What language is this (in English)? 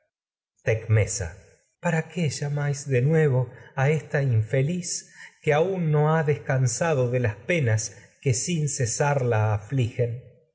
Spanish